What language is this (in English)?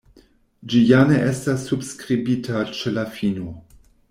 Esperanto